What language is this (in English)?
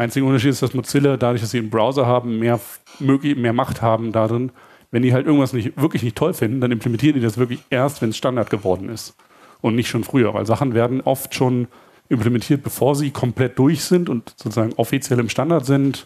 German